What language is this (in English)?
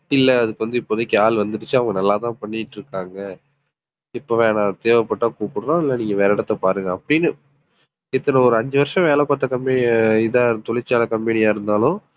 Tamil